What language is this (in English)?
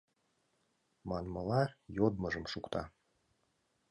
Mari